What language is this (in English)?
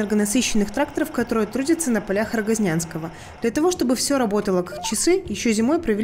Russian